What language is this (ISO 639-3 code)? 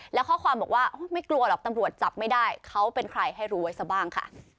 tha